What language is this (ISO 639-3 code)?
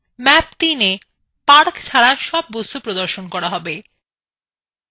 ben